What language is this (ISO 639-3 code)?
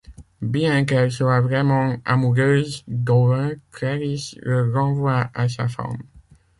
fra